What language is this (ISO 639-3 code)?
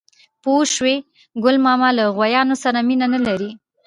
pus